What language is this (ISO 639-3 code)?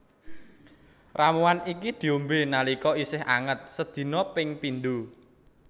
jav